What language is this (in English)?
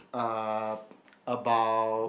English